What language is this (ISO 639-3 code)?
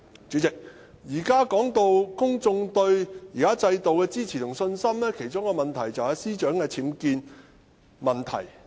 yue